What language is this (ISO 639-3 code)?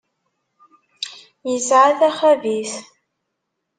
kab